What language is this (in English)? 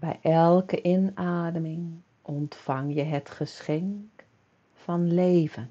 Dutch